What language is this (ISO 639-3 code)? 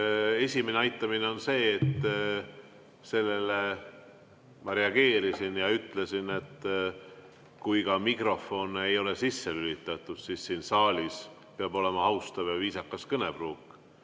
est